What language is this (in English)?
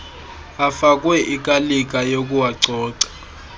Xhosa